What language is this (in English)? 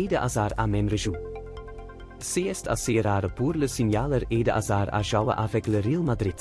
Dutch